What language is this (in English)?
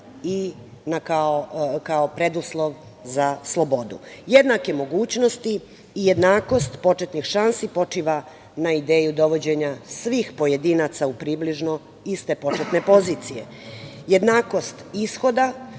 Serbian